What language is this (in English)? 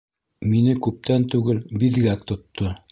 Bashkir